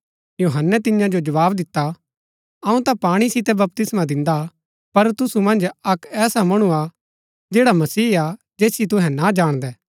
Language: Gaddi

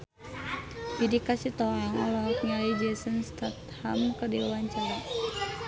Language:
Sundanese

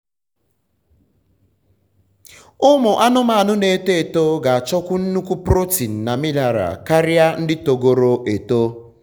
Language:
Igbo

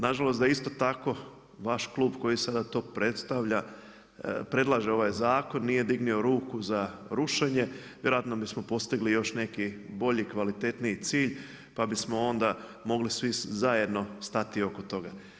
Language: Croatian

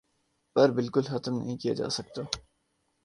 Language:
Urdu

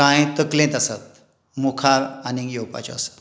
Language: Konkani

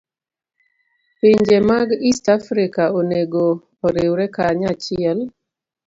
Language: Luo (Kenya and Tanzania)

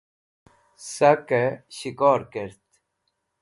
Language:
Wakhi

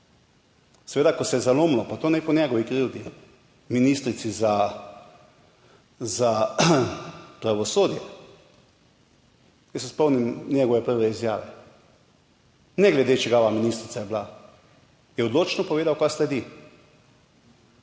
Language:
Slovenian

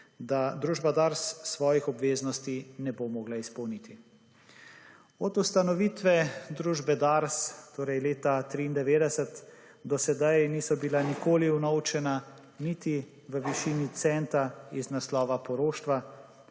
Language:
Slovenian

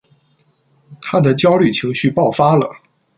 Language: Chinese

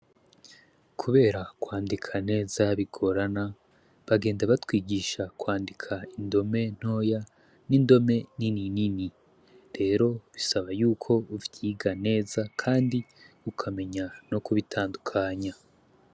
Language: Rundi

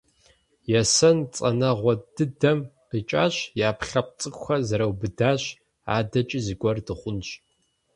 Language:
Kabardian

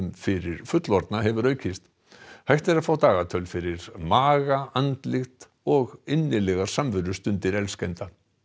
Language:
Icelandic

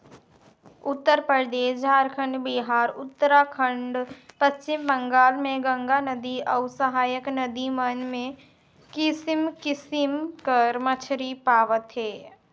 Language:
Chhattisgarhi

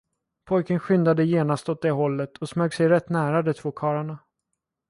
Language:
Swedish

